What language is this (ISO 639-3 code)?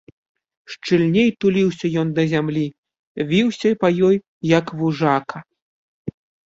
bel